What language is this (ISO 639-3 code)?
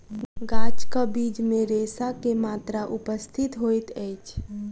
mai